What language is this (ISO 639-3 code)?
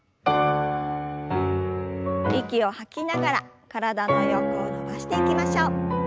jpn